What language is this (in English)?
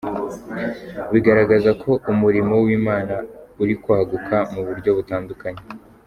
Kinyarwanda